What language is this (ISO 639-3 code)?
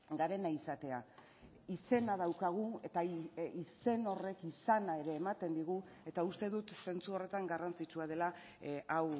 eus